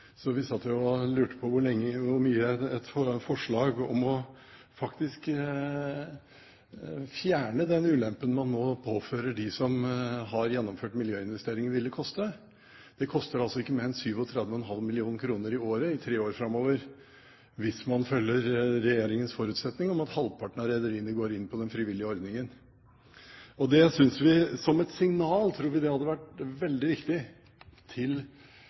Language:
Norwegian Bokmål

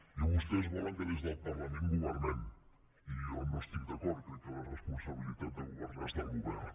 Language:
Catalan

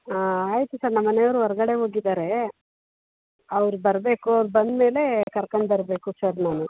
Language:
Kannada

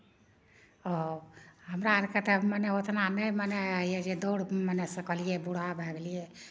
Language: Maithili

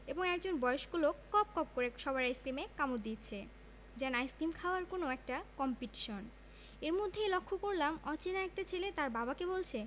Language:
Bangla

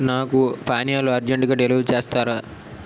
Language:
Telugu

